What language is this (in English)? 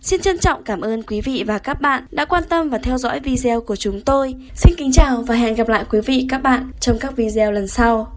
Vietnamese